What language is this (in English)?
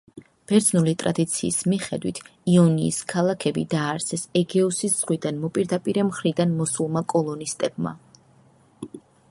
Georgian